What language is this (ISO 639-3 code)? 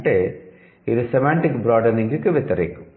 tel